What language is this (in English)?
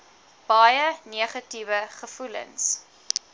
Afrikaans